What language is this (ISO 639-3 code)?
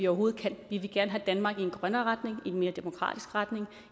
dan